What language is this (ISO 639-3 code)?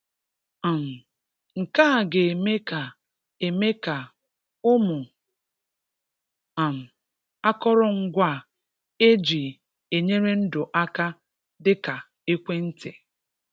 ibo